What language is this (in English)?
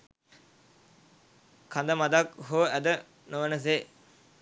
Sinhala